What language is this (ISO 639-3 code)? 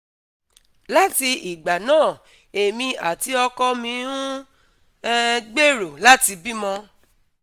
yor